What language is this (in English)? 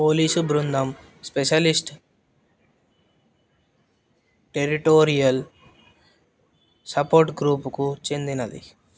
Telugu